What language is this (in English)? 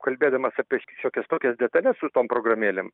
Lithuanian